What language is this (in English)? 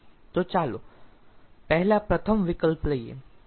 Gujarati